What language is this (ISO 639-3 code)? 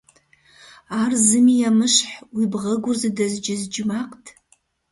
kbd